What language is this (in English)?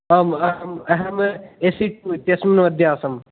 Sanskrit